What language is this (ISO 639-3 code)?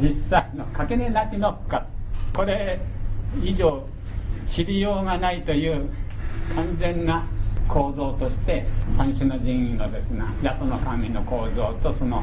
jpn